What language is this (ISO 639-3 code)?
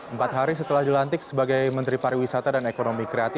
ind